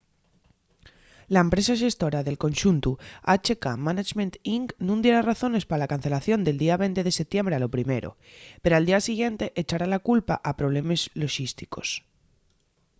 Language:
Asturian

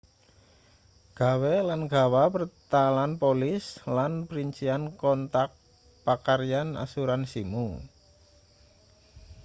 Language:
Javanese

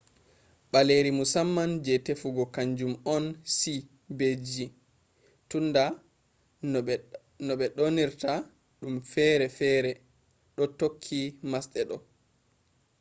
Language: Fula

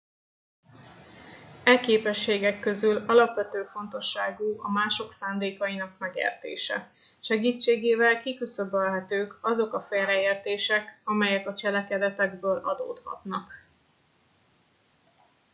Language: Hungarian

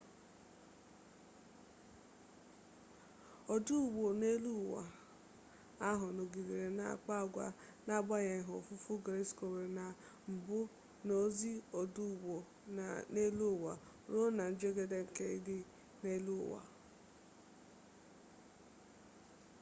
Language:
Igbo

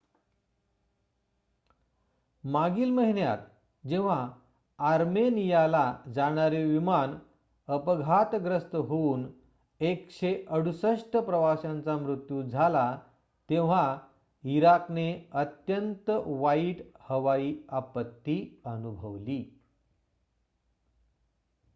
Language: Marathi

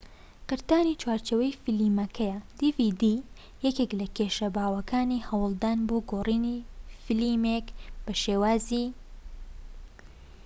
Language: Central Kurdish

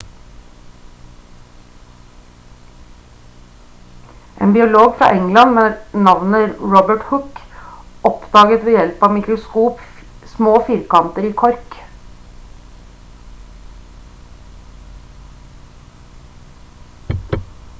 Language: Norwegian Bokmål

